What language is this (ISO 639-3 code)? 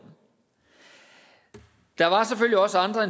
dan